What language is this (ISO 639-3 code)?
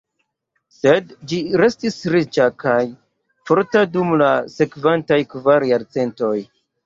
epo